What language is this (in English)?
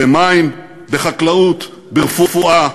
Hebrew